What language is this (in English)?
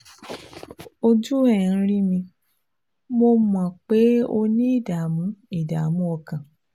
Yoruba